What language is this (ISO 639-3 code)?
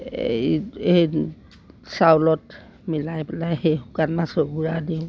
asm